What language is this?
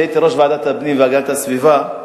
Hebrew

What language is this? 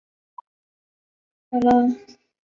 Chinese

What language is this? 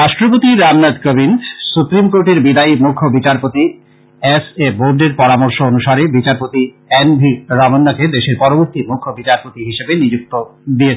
Bangla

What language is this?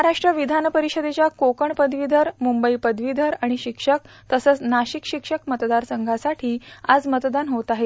Marathi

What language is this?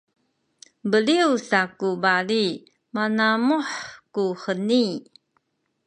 Sakizaya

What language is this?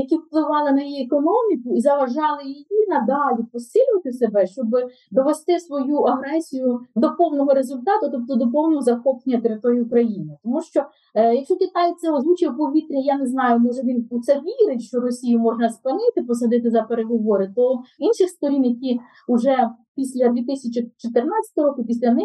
Ukrainian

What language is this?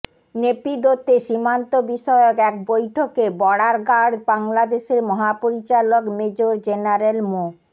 Bangla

